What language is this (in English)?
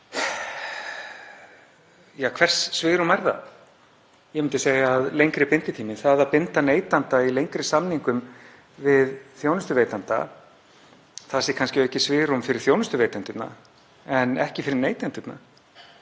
Icelandic